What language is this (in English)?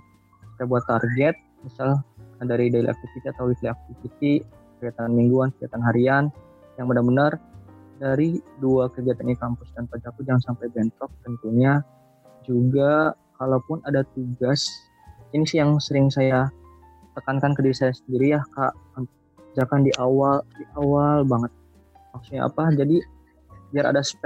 Indonesian